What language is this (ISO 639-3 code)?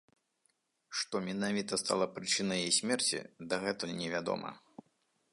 bel